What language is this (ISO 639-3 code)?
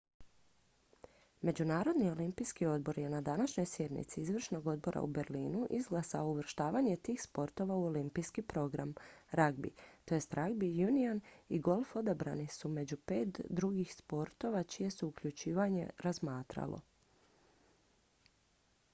hrv